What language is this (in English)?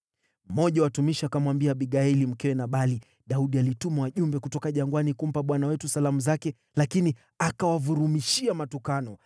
Swahili